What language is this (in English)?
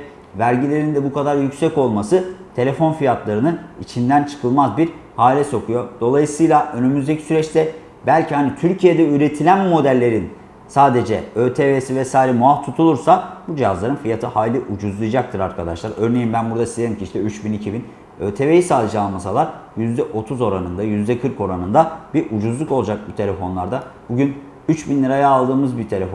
Turkish